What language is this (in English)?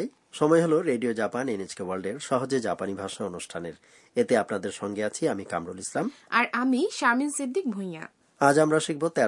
Bangla